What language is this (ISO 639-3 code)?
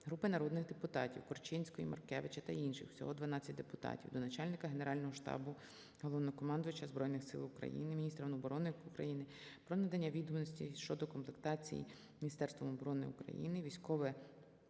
ukr